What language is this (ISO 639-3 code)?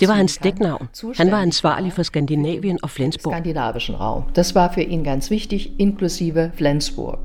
dan